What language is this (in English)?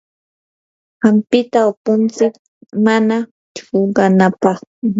Yanahuanca Pasco Quechua